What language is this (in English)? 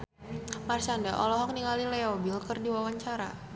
Sundanese